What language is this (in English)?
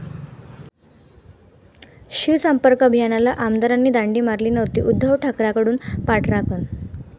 Marathi